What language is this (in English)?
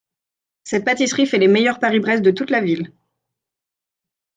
French